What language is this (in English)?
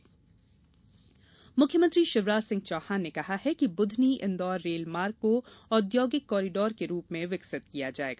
Hindi